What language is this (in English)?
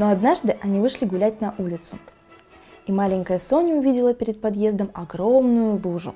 Russian